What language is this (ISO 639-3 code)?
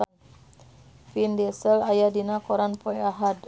sun